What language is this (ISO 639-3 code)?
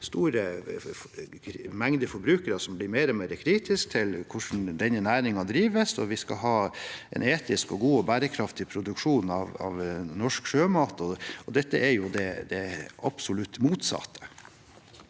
nor